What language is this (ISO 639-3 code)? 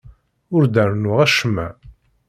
kab